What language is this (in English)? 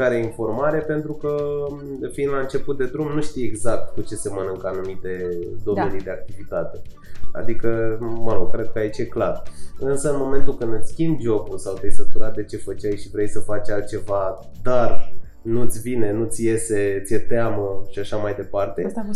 Romanian